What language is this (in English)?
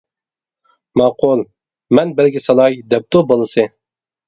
Uyghur